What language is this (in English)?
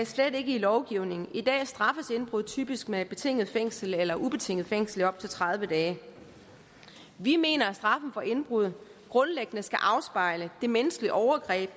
Danish